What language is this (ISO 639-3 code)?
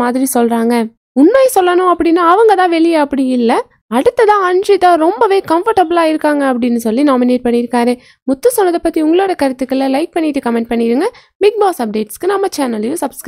ron